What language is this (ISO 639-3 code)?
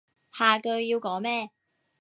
yue